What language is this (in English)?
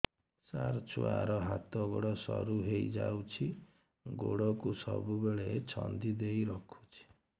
Odia